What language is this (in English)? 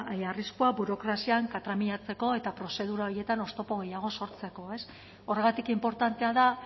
Basque